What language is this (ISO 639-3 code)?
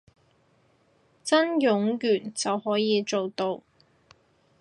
yue